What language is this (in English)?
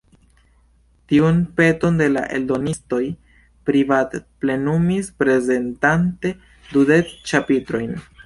Esperanto